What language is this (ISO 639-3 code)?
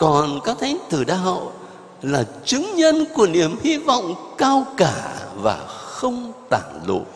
vie